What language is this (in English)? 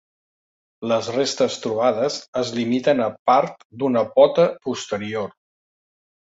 Catalan